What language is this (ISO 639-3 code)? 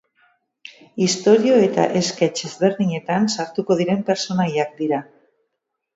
eus